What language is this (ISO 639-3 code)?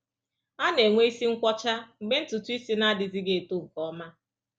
ibo